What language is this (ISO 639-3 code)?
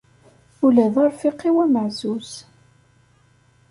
kab